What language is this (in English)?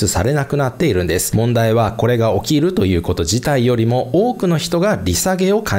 Japanese